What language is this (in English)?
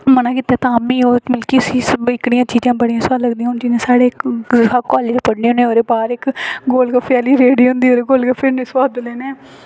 Dogri